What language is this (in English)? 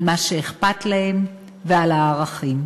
Hebrew